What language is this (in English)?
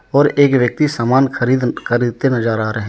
Hindi